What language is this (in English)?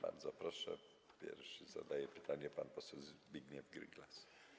Polish